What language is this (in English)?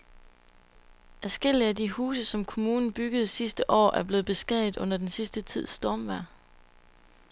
Danish